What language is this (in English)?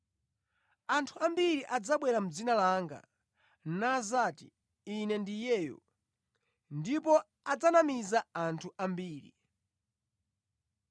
Nyanja